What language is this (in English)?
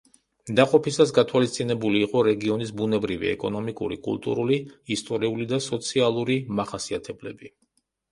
Georgian